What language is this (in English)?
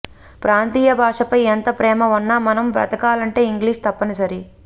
Telugu